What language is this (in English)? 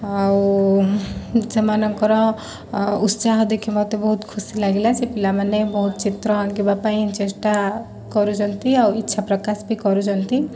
Odia